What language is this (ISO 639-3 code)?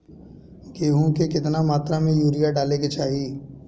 bho